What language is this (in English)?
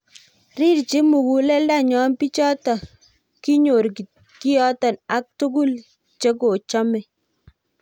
Kalenjin